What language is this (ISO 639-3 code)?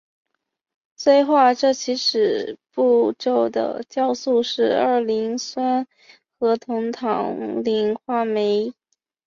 zho